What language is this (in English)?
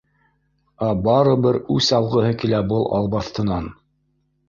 Bashkir